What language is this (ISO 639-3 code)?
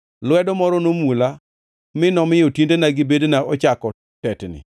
luo